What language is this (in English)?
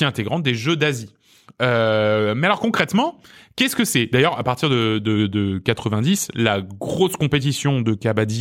French